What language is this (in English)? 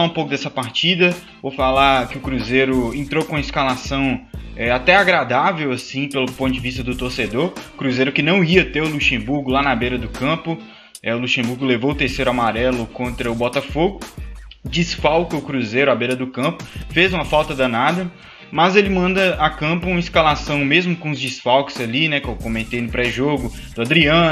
Portuguese